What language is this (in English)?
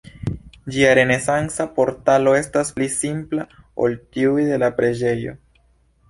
Esperanto